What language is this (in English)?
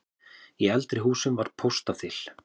Icelandic